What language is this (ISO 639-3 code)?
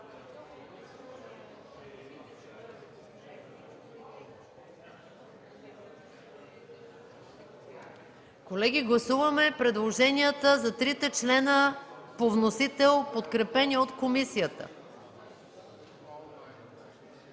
bul